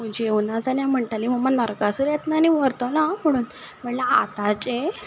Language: Konkani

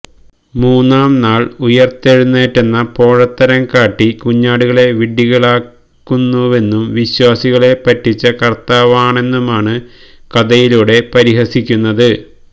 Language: Malayalam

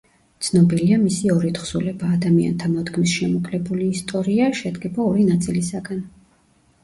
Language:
Georgian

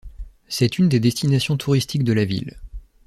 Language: French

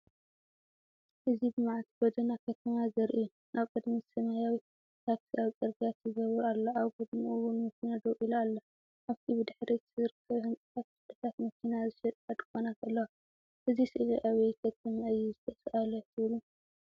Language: Tigrinya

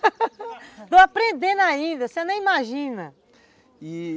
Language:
Portuguese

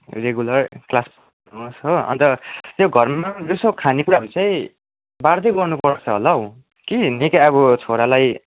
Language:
Nepali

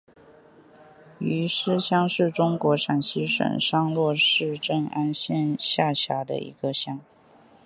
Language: Chinese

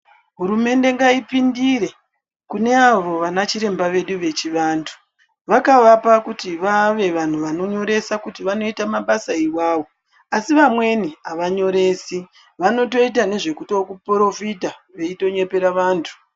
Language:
Ndau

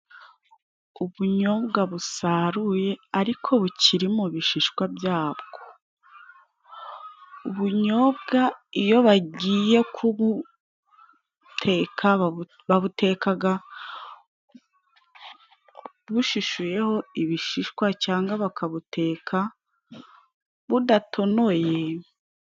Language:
Kinyarwanda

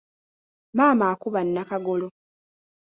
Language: Ganda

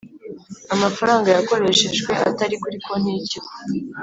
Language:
Kinyarwanda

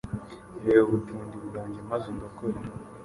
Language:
Kinyarwanda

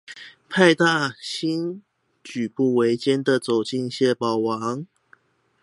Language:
Chinese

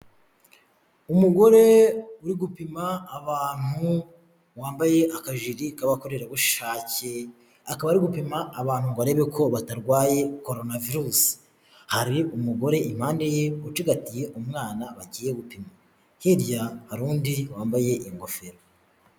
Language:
Kinyarwanda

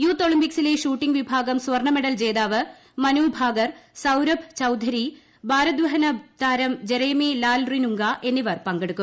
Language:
Malayalam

